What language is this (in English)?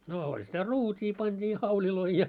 Finnish